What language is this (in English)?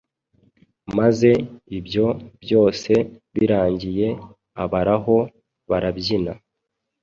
Kinyarwanda